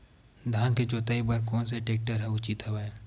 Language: Chhattisgarhi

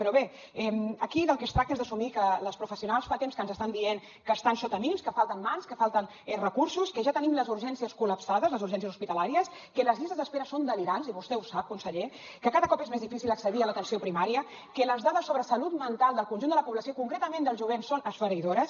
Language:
Catalan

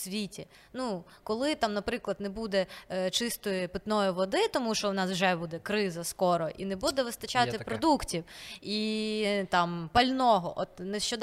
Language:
Ukrainian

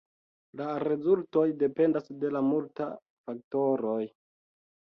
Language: Esperanto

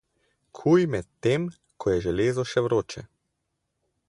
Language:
Slovenian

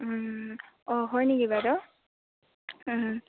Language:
Assamese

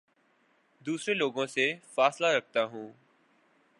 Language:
Urdu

